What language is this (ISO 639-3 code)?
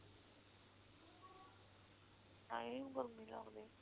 pan